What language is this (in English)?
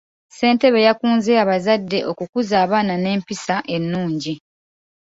Ganda